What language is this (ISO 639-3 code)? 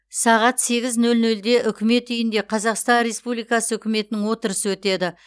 kaz